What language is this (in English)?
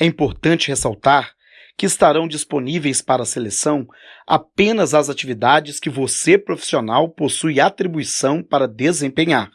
Portuguese